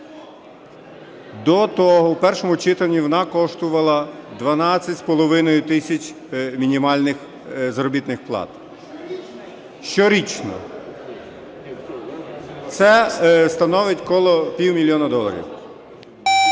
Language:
Ukrainian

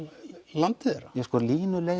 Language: Icelandic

